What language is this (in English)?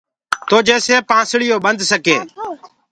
Gurgula